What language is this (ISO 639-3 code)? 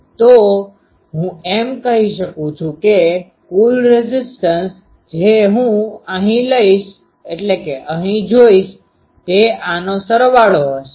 guj